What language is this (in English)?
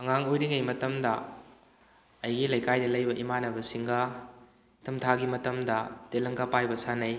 Manipuri